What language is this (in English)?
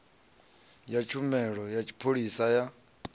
Venda